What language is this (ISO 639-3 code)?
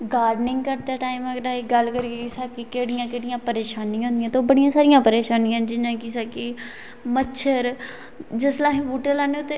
doi